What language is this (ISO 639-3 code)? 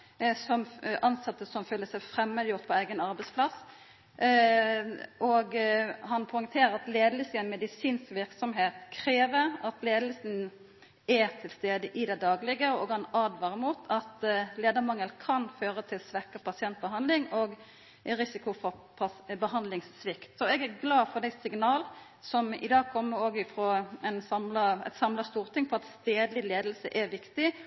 nno